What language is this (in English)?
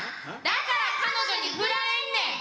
Japanese